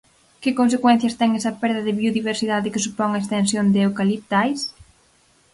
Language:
Galician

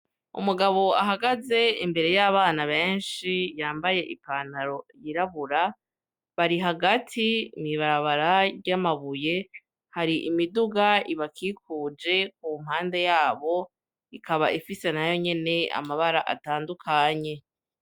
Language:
Rundi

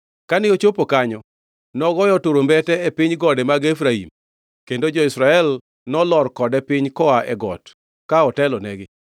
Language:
Luo (Kenya and Tanzania)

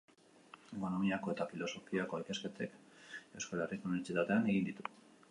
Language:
Basque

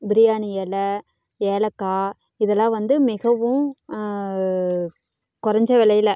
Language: Tamil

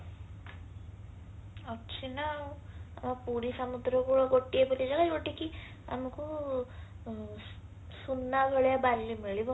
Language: Odia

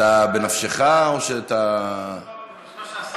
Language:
Hebrew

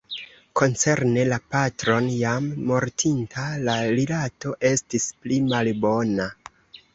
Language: Esperanto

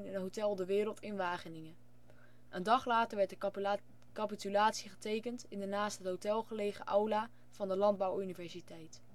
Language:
Dutch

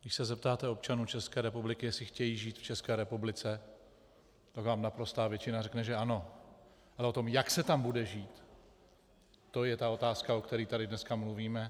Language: Czech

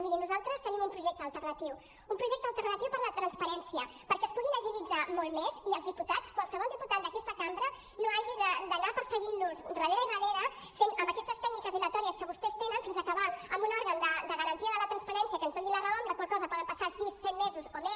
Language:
Catalan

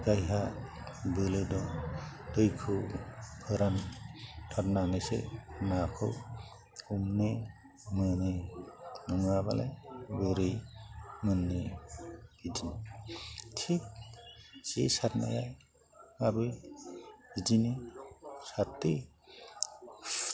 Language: Bodo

